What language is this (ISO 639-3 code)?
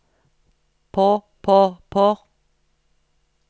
nor